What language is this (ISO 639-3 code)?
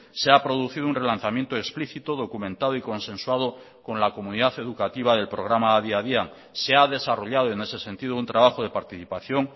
spa